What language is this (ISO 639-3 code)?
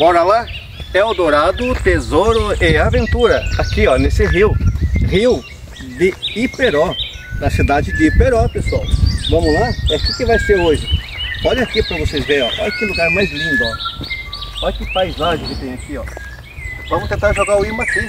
por